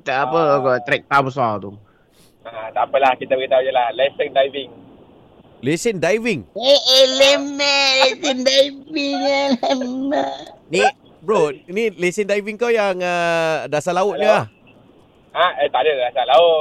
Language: Malay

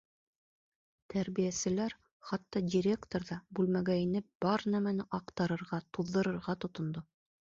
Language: Bashkir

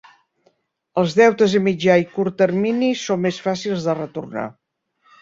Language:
Catalan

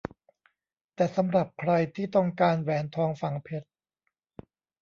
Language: Thai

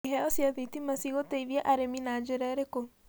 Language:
Kikuyu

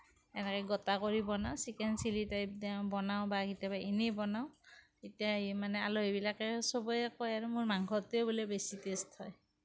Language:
Assamese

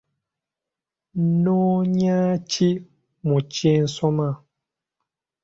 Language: Ganda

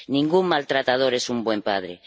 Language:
Spanish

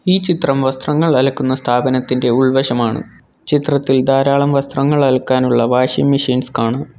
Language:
Malayalam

